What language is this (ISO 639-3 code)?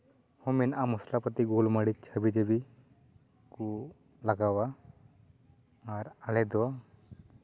sat